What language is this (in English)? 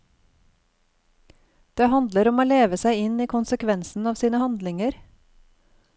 Norwegian